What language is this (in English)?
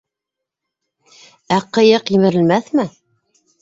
Bashkir